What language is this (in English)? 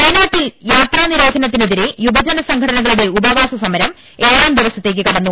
Malayalam